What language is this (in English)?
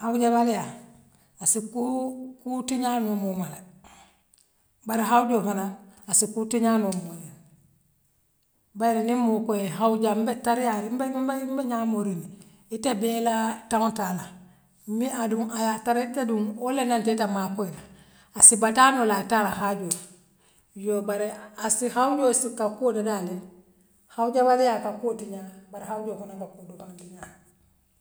Western Maninkakan